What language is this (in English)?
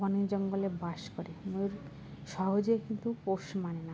Bangla